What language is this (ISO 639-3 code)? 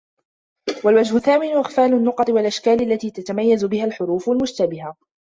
ara